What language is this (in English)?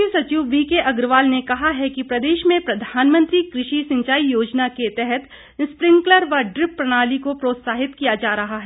Hindi